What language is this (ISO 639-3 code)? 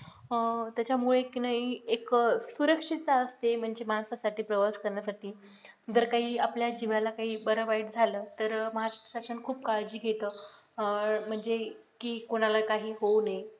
mar